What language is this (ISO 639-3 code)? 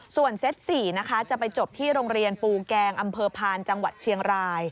tha